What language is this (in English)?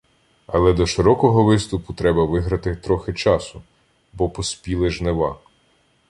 Ukrainian